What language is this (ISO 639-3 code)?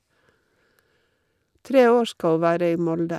nor